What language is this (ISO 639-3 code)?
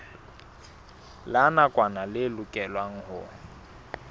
sot